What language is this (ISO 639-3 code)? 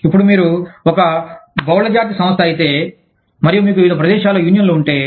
tel